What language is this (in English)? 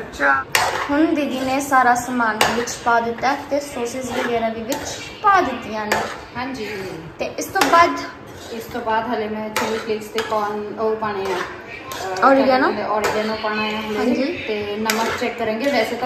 Punjabi